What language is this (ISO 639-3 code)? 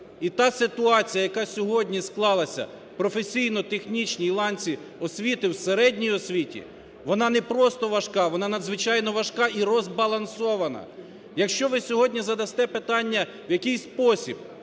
ukr